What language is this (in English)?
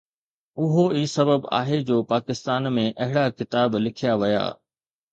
Sindhi